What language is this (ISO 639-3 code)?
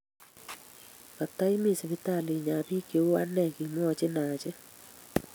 kln